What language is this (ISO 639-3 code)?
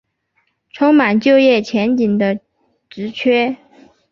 zho